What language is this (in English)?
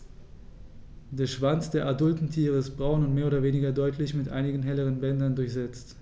German